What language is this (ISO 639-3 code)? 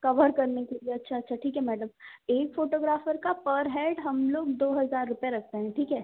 hin